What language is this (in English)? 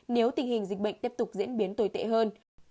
Vietnamese